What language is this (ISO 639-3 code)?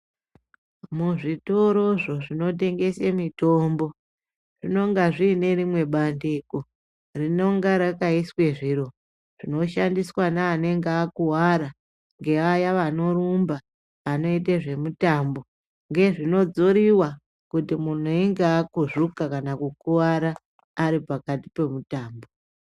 ndc